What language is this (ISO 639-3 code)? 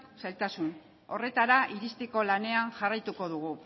eus